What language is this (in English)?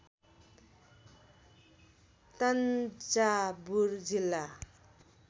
Nepali